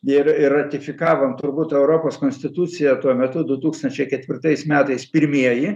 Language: Lithuanian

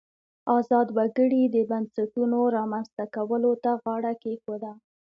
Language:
Pashto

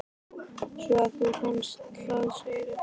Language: Icelandic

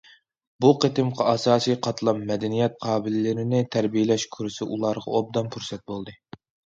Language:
Uyghur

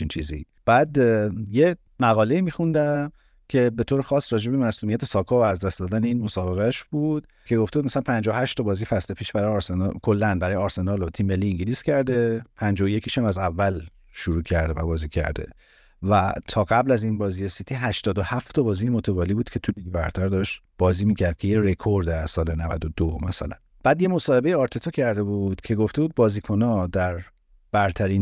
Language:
Persian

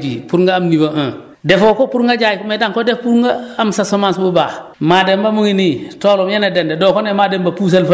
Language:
Wolof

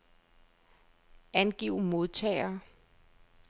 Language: Danish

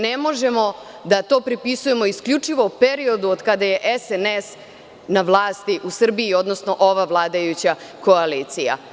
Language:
Serbian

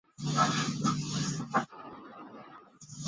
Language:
Chinese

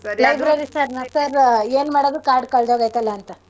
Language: Kannada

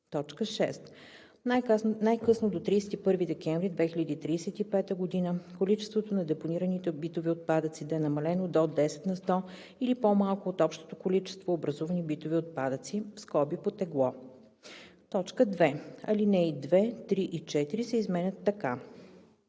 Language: Bulgarian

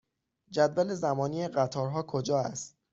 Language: Persian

